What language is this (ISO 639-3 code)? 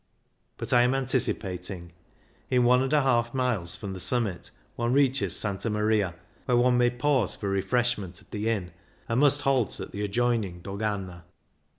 eng